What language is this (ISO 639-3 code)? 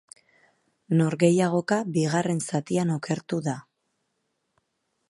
eus